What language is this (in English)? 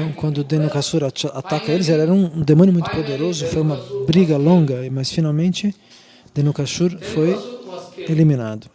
Portuguese